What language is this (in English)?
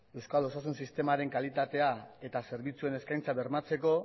Basque